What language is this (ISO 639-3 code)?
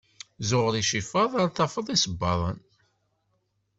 kab